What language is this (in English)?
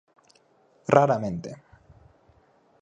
Galician